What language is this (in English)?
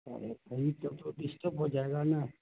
Urdu